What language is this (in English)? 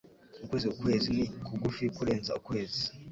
Kinyarwanda